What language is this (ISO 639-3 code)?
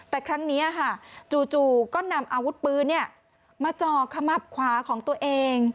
tha